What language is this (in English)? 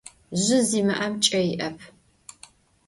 Adyghe